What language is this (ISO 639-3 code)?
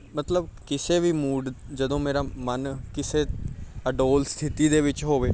pan